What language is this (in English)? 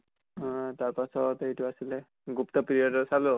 Assamese